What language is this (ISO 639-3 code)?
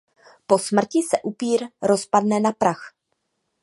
ces